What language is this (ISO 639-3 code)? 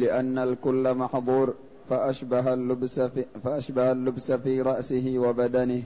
ara